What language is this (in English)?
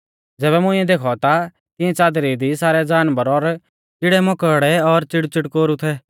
Mahasu Pahari